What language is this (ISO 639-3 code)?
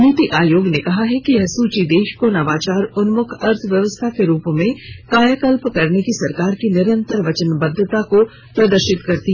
hin